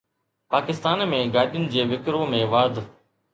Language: Sindhi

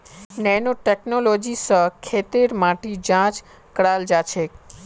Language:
Magahi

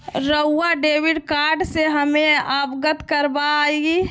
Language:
Magahi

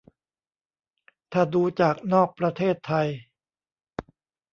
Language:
Thai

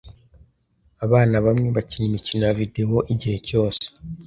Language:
Kinyarwanda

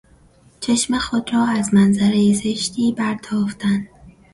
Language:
Persian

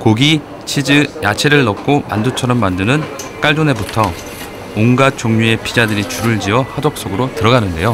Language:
Korean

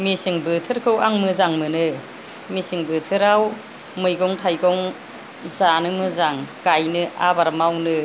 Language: Bodo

